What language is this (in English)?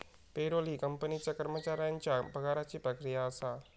Marathi